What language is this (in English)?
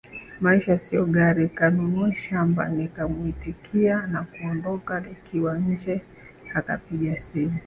Swahili